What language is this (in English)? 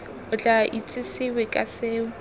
Tswana